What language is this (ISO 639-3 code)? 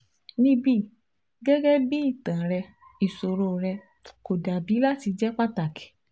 yor